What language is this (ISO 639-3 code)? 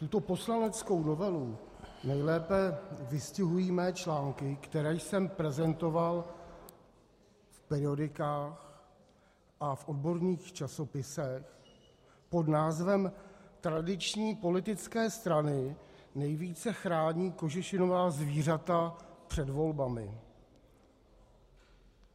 ces